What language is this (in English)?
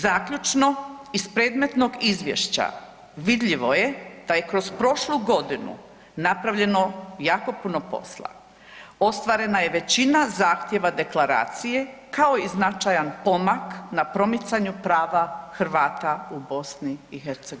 Croatian